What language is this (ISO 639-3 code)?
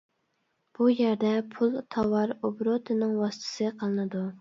uig